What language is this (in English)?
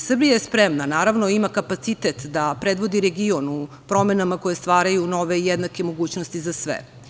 Serbian